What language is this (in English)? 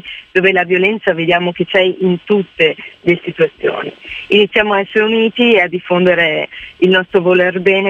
Italian